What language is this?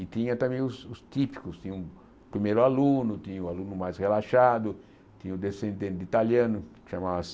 Portuguese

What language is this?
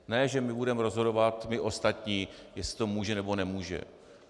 Czech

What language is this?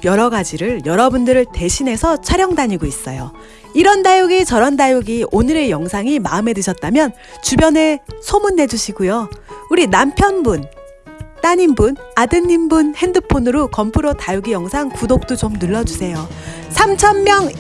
Korean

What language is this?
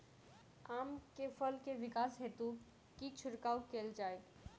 Maithili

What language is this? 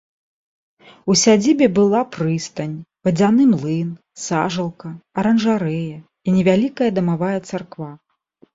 Belarusian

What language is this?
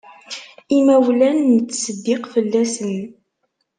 Kabyle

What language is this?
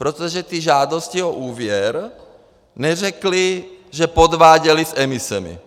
Czech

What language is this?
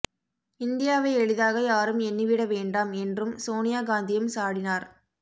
Tamil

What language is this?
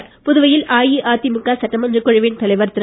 Tamil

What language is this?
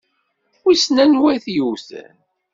Kabyle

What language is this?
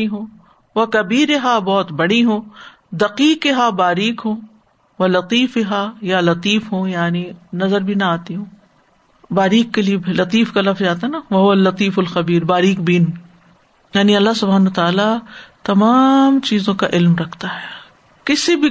Urdu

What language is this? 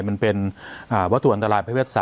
Thai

